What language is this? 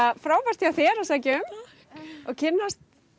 Icelandic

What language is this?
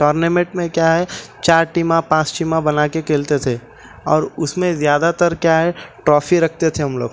Urdu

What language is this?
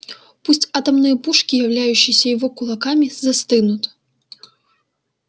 Russian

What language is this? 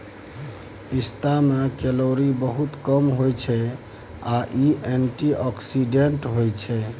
Maithili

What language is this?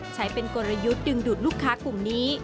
Thai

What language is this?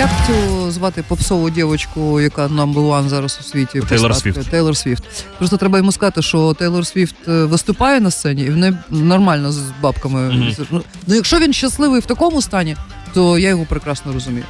Ukrainian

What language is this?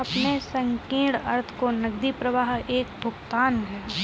Hindi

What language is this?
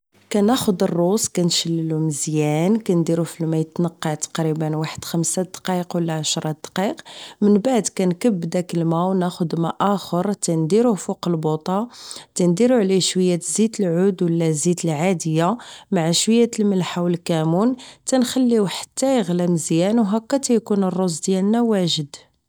Moroccan Arabic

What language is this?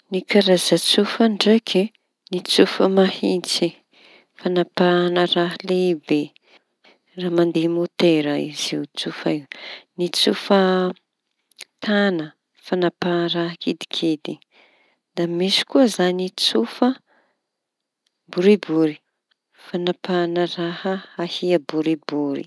Tanosy Malagasy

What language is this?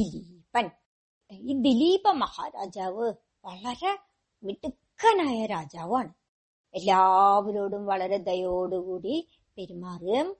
Malayalam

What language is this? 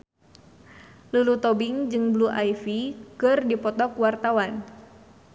Sundanese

